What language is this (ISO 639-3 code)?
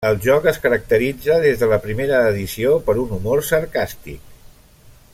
cat